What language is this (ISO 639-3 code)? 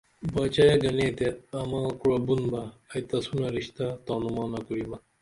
dml